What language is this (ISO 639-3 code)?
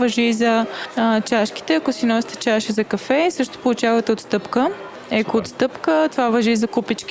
bul